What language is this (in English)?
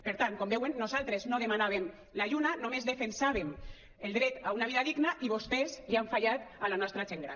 Catalan